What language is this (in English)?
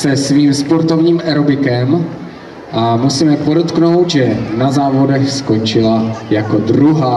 Czech